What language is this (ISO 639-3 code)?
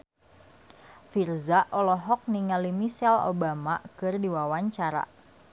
sun